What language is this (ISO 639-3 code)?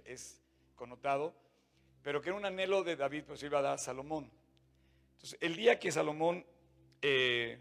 spa